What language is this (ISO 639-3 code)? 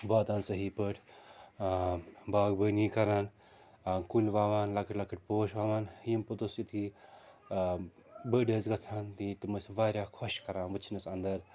kas